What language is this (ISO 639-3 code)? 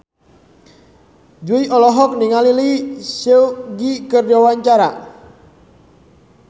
sun